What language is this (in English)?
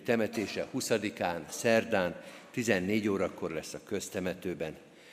Hungarian